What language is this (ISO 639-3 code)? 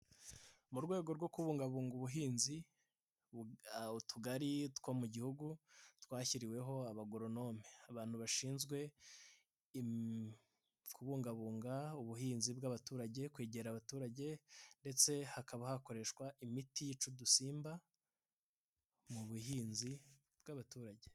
kin